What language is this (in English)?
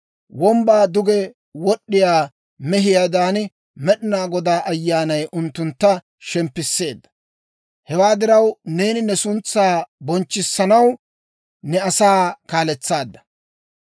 Dawro